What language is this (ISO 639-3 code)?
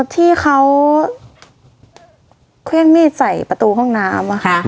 tha